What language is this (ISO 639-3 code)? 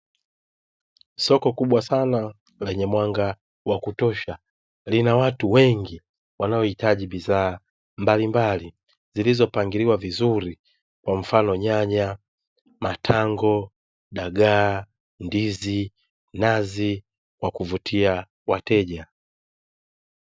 swa